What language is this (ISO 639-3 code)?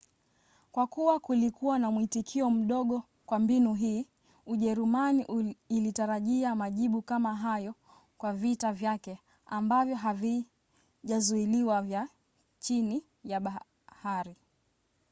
swa